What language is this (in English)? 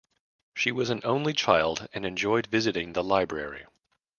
English